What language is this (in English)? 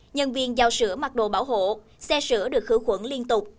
Vietnamese